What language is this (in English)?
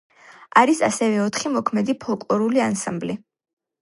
Georgian